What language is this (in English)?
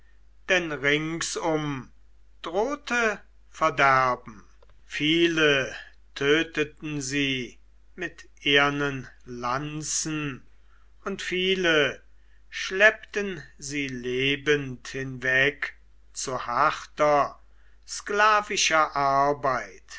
German